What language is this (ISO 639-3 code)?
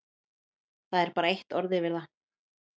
isl